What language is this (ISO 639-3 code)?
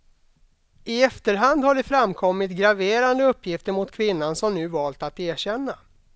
swe